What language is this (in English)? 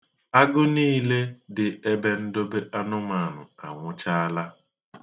Igbo